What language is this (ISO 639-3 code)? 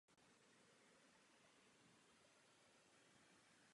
ces